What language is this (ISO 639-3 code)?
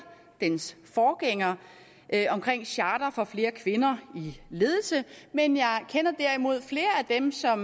dan